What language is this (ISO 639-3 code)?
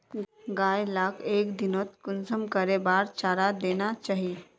mag